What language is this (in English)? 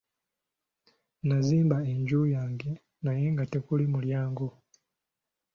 Ganda